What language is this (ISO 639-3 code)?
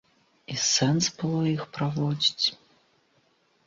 bel